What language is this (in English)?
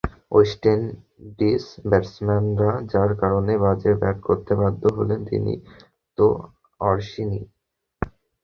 Bangla